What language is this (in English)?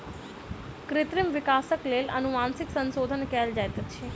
Maithili